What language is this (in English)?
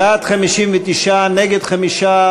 Hebrew